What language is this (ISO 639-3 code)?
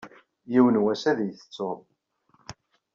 kab